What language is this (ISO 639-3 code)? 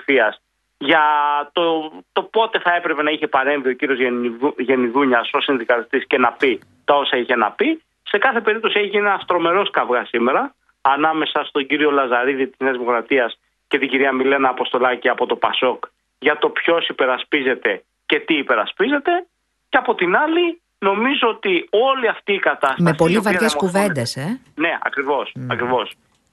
ell